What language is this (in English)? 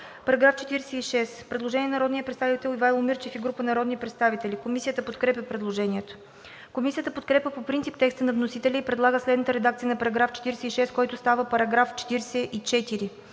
Bulgarian